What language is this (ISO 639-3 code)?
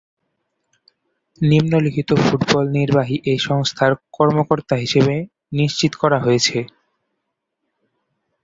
ben